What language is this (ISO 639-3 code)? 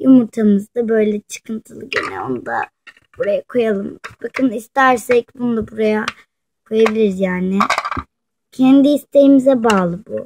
tur